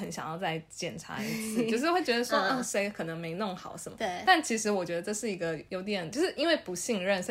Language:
Chinese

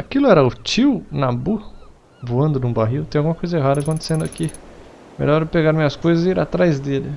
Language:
Portuguese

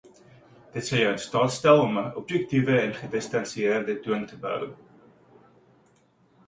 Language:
Afrikaans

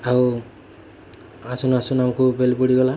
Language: Odia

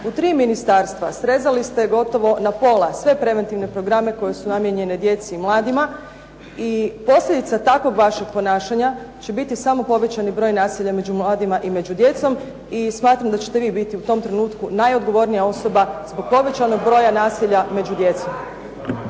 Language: Croatian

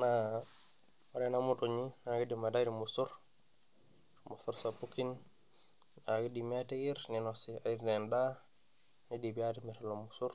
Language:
Masai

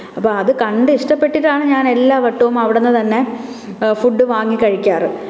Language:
Malayalam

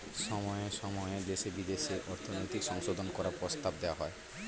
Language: Bangla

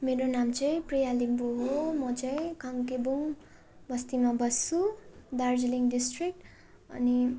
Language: Nepali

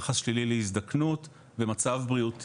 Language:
Hebrew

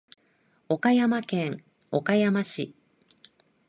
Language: Japanese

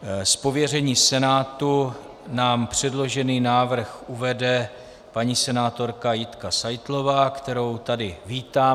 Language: Czech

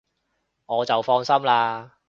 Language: Cantonese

